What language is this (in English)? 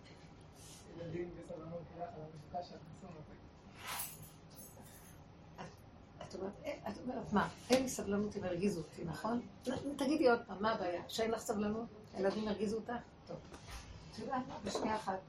Hebrew